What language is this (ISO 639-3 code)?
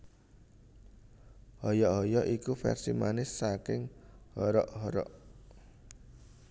jav